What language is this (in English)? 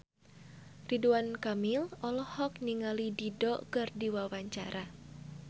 Sundanese